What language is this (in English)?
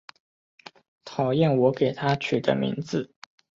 Chinese